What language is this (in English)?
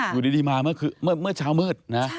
Thai